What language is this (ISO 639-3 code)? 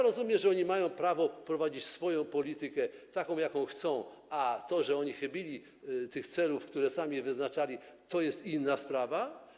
pol